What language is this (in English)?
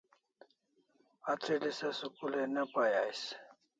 Kalasha